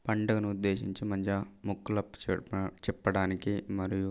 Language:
Telugu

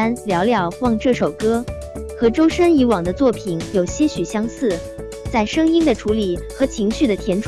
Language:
Chinese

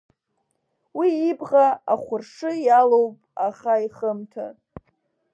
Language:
Abkhazian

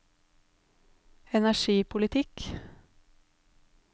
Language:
Norwegian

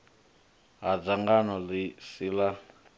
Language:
Venda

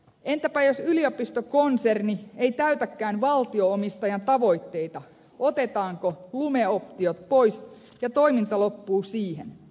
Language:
Finnish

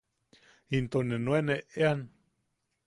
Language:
Yaqui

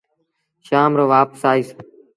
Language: Sindhi Bhil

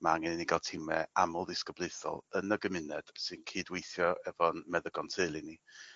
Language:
Welsh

